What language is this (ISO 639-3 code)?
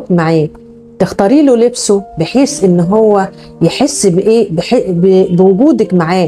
ara